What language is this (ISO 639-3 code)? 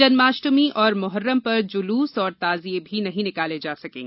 hin